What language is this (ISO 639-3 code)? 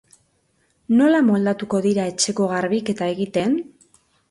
eus